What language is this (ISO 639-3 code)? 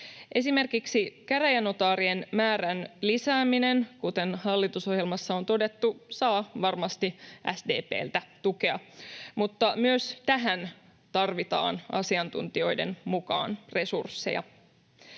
fin